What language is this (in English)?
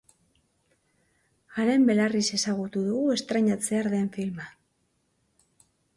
Basque